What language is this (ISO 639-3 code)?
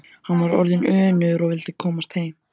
isl